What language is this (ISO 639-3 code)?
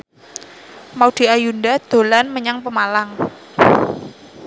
jav